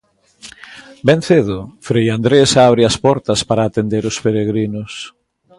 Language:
Galician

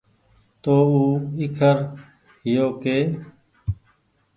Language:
Goaria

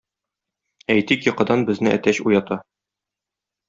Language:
Tatar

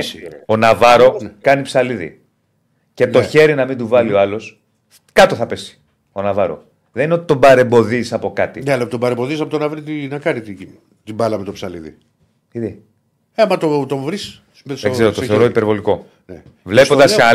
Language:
Greek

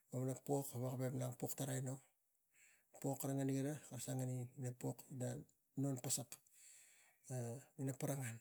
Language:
Tigak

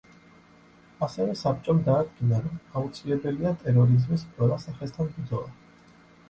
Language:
Georgian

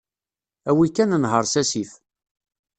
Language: Kabyle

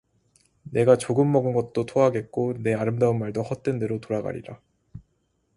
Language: Korean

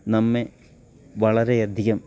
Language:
Malayalam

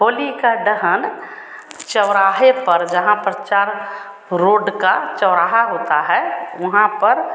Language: Hindi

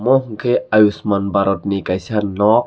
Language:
Kok Borok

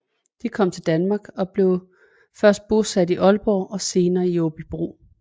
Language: Danish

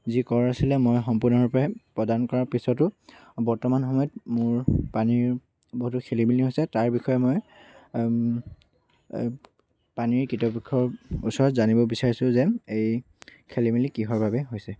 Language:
Assamese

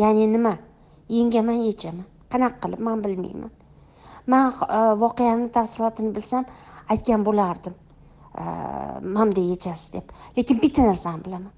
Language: Turkish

